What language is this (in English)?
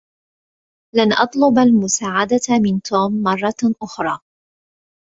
Arabic